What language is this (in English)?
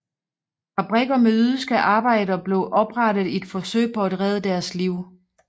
Danish